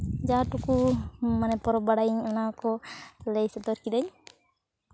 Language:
Santali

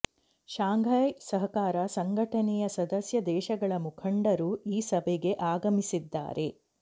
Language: Kannada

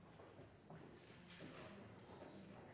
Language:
Norwegian Nynorsk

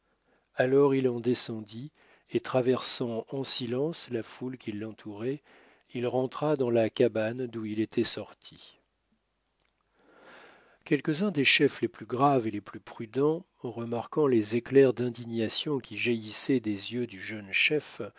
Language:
French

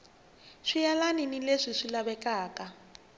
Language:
Tsonga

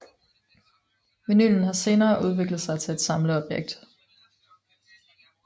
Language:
Danish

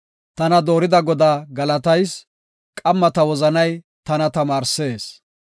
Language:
Gofa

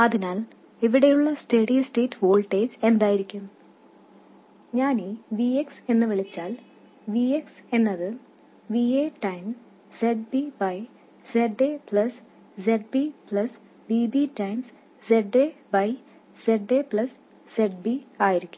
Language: Malayalam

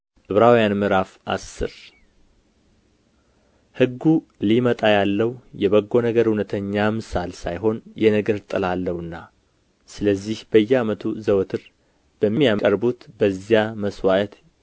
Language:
Amharic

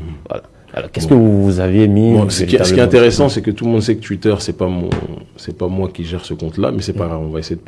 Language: French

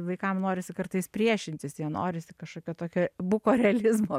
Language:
Lithuanian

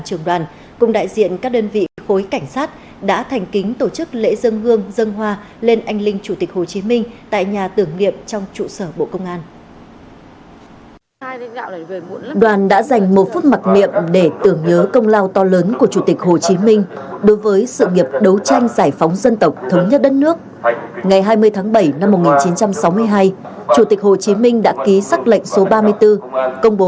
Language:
Vietnamese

